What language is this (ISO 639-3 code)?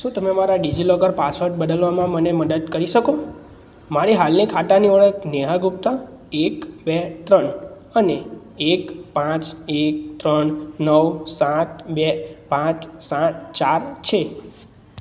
guj